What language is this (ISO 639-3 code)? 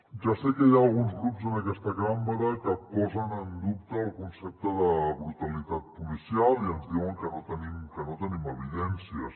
cat